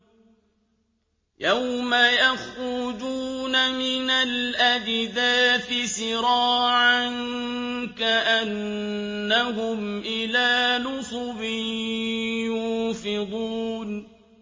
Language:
Arabic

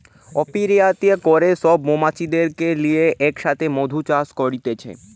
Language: Bangla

